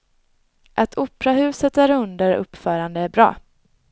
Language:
Swedish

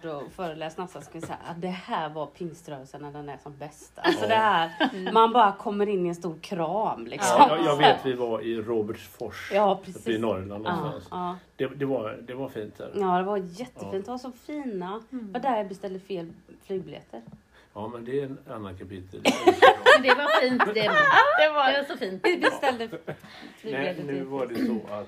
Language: Swedish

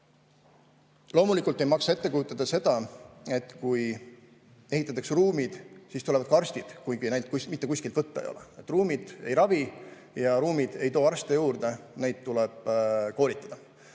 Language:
Estonian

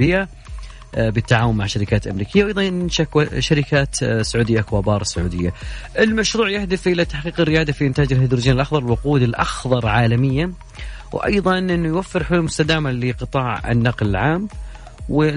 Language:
Arabic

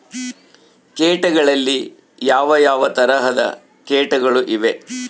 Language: Kannada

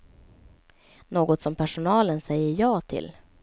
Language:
Swedish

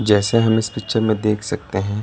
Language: Hindi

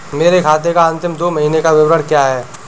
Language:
Hindi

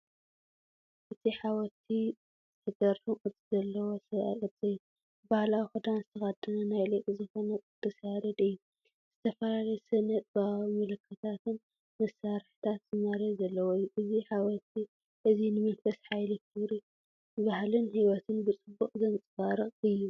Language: Tigrinya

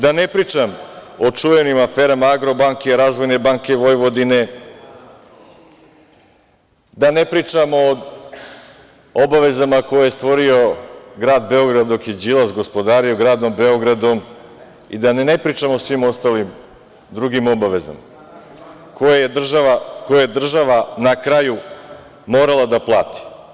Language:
Serbian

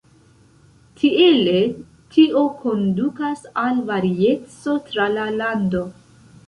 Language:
Esperanto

